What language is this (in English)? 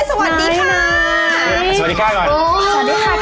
Thai